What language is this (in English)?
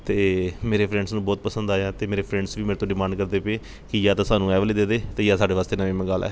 Punjabi